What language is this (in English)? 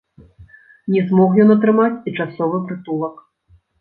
Belarusian